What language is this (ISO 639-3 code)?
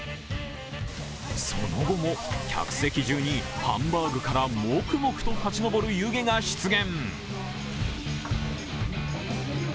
jpn